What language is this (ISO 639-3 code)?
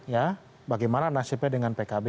ind